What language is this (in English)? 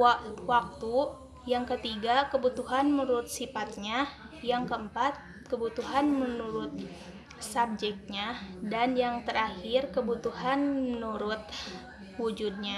Indonesian